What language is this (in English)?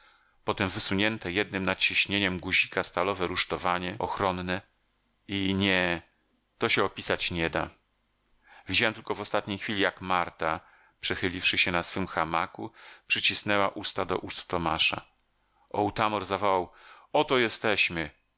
Polish